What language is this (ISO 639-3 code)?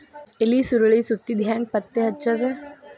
kan